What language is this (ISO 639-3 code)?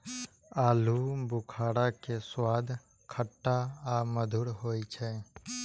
mai